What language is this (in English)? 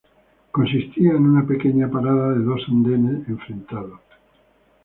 Spanish